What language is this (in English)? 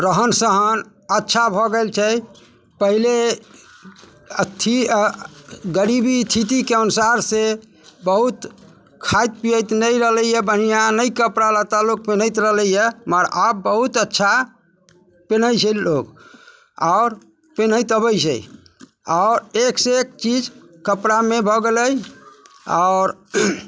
Maithili